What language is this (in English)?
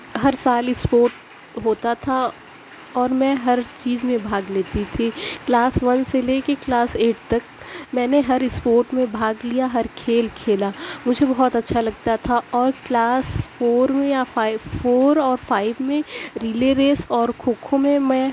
Urdu